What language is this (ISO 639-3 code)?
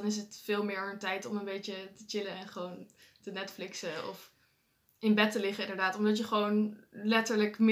nld